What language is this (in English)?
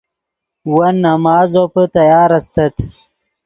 Yidgha